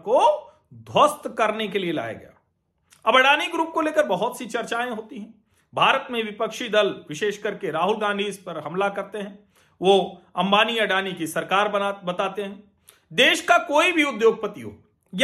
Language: Hindi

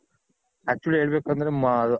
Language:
Kannada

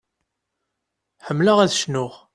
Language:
Kabyle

